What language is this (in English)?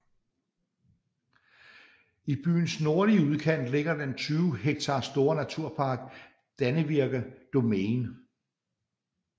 Danish